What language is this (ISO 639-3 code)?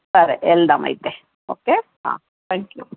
tel